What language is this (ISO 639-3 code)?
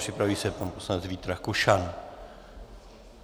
ces